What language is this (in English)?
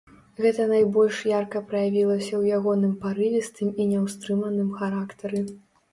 Belarusian